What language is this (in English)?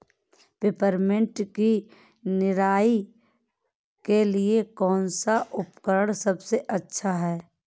Hindi